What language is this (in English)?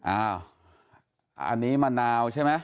Thai